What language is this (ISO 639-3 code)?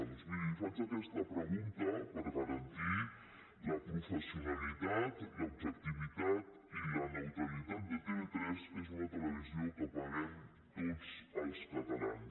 cat